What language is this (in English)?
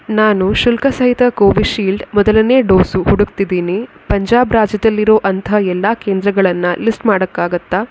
Kannada